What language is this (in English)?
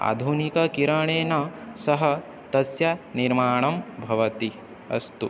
Sanskrit